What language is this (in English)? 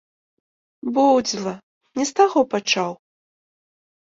Belarusian